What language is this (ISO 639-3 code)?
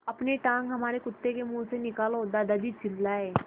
hin